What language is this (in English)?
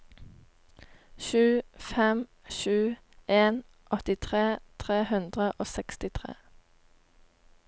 Norwegian